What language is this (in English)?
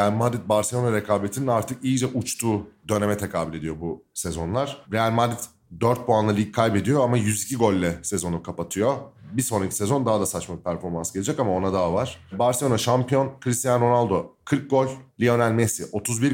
Turkish